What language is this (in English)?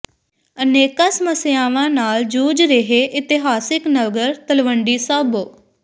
Punjabi